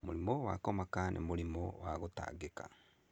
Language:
Kikuyu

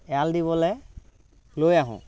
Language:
Assamese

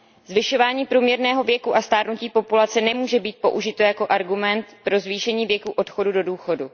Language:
Czech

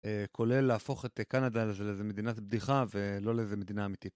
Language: Hebrew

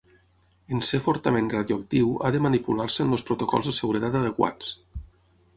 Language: Catalan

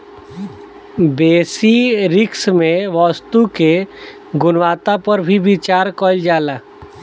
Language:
Bhojpuri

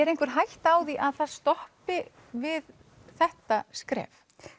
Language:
Icelandic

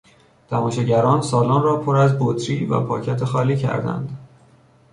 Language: Persian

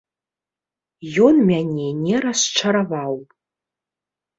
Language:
Belarusian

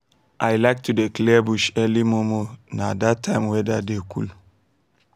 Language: Nigerian Pidgin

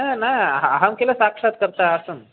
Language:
Sanskrit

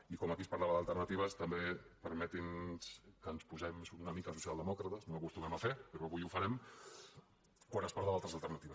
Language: Catalan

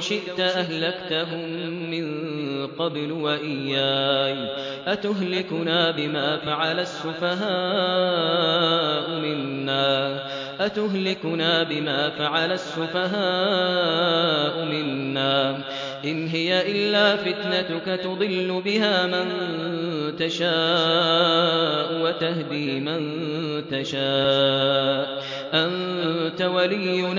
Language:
Arabic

